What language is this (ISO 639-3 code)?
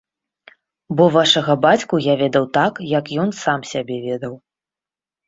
bel